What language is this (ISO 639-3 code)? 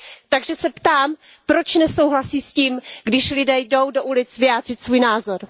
ces